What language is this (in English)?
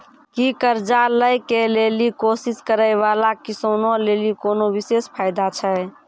Maithili